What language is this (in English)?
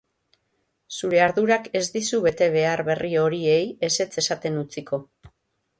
Basque